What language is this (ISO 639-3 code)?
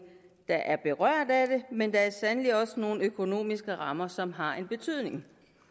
dan